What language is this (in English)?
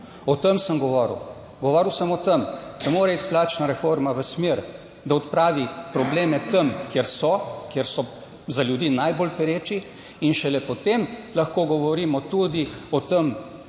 Slovenian